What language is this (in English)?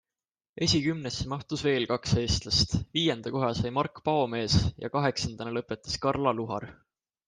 Estonian